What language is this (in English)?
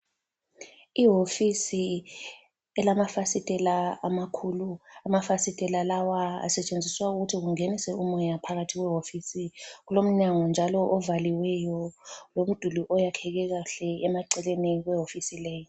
North Ndebele